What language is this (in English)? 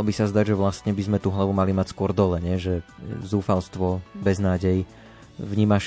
Slovak